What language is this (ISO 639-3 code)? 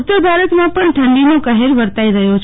guj